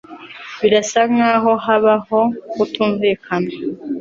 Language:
Kinyarwanda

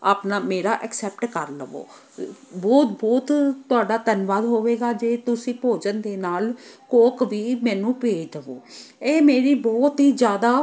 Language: Punjabi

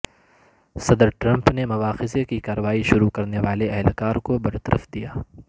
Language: Urdu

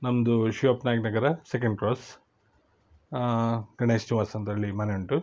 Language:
Kannada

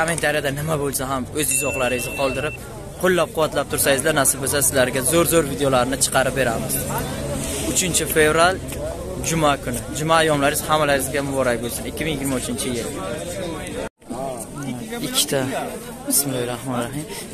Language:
Turkish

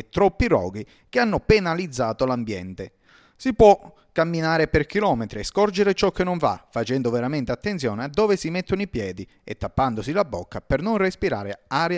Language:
Italian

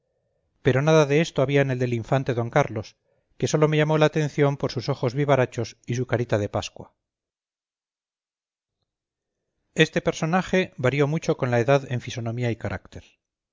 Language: Spanish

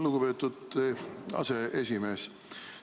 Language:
Estonian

